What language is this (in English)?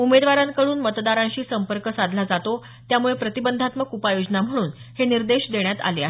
Marathi